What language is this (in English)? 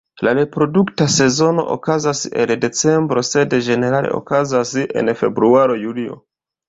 Esperanto